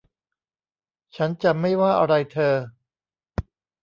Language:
Thai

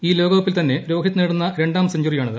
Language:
Malayalam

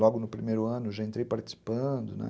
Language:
Portuguese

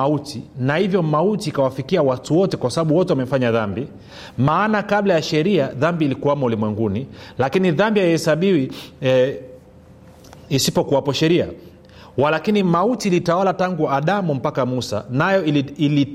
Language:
Swahili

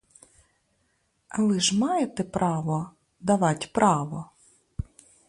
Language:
Ukrainian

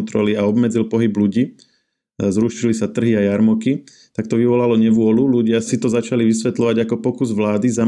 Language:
Slovak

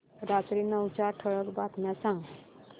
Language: Marathi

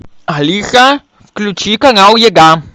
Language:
Russian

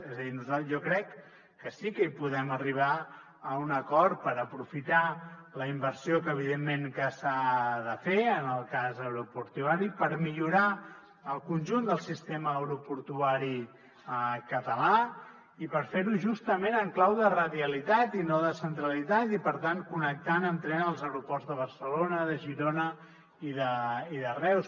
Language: Catalan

